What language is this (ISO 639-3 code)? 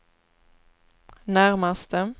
swe